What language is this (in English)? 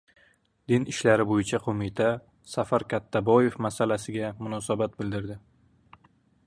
Uzbek